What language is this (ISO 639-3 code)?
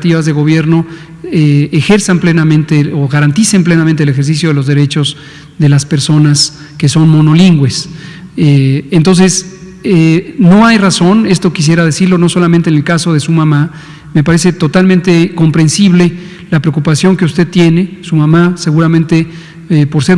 spa